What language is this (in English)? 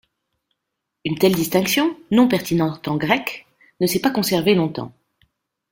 French